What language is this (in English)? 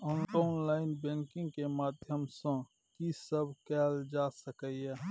Maithili